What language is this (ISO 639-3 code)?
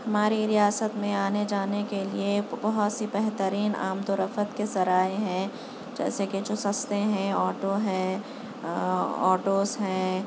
urd